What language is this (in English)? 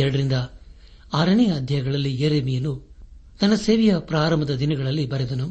Kannada